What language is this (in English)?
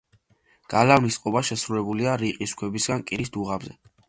Georgian